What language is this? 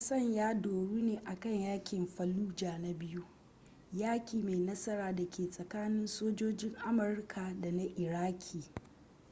Hausa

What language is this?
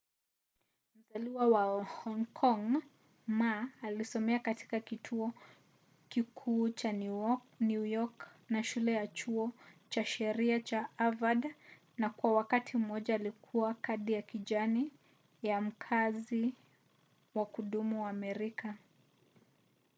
Swahili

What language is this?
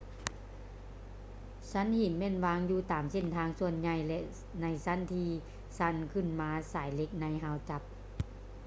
Lao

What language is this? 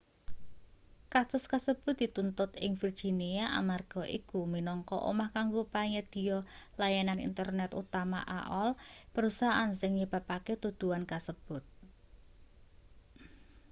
Javanese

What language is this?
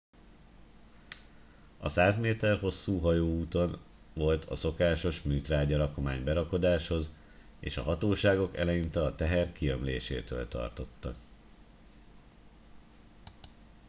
Hungarian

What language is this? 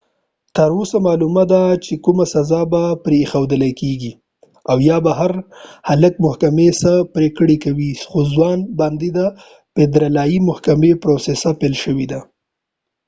Pashto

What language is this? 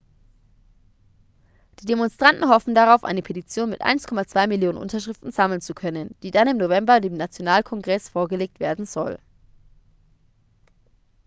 German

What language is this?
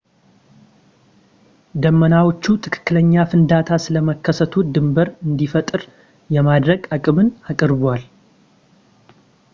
Amharic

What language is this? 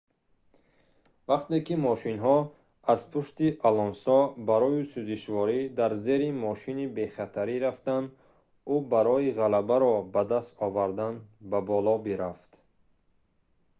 Tajik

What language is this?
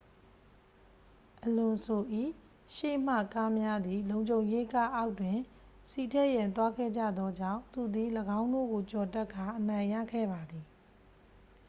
Burmese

